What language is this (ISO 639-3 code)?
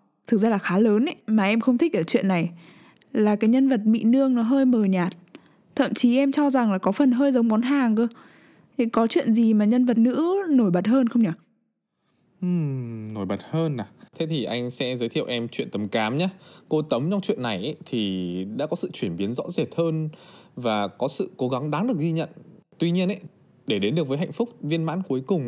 vie